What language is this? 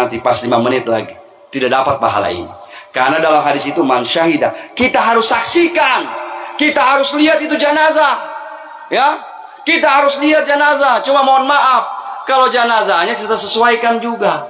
Indonesian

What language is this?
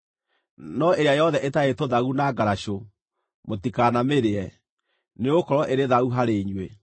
Kikuyu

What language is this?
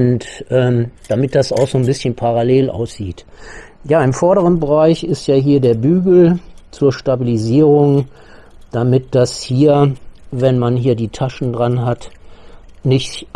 German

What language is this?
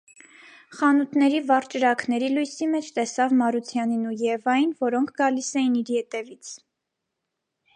Armenian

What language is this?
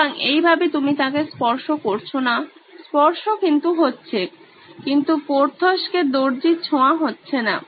Bangla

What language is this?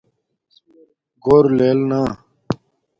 Domaaki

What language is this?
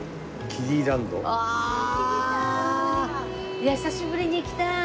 Japanese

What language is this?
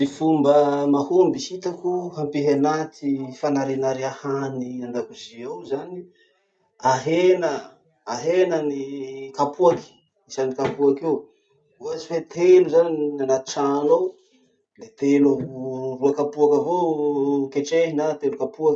Masikoro Malagasy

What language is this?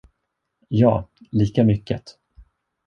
Swedish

